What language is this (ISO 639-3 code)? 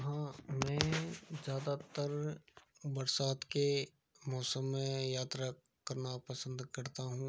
hin